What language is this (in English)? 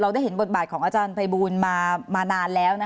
Thai